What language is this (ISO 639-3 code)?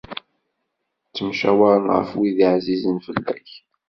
kab